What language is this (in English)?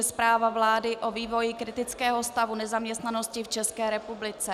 Czech